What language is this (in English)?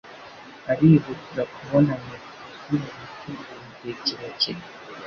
Kinyarwanda